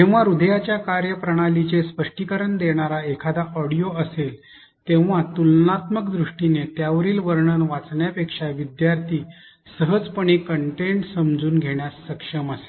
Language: Marathi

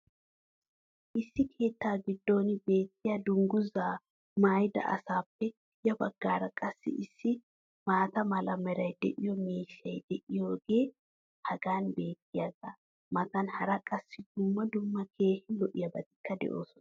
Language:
Wolaytta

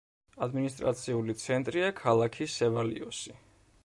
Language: Georgian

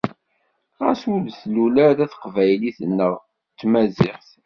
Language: Kabyle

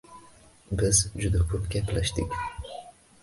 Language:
Uzbek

